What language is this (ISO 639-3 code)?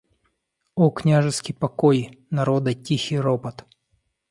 rus